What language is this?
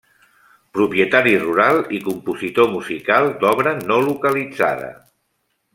Catalan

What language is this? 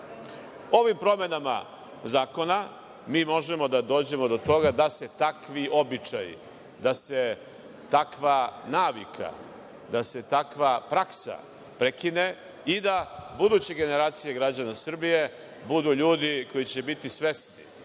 Serbian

